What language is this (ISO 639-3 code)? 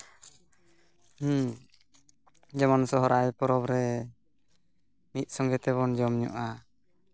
sat